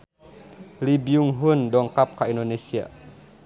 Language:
Sundanese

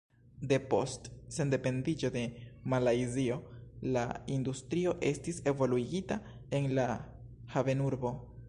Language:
Esperanto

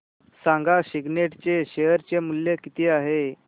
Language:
Marathi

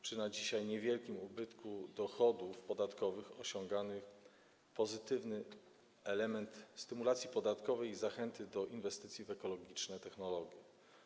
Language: Polish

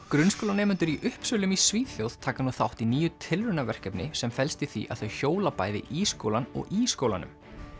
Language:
Icelandic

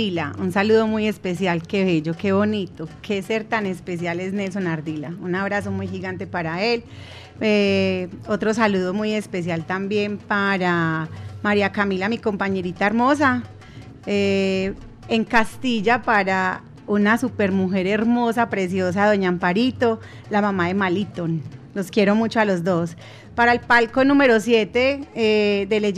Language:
Spanish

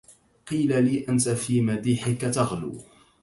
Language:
Arabic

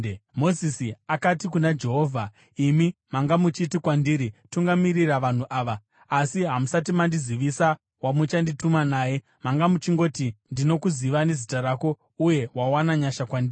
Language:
Shona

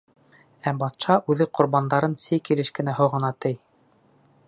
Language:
Bashkir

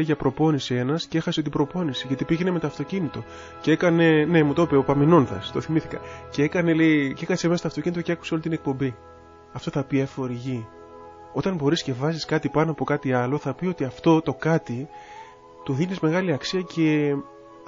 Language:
Greek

